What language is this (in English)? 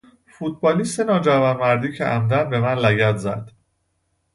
Persian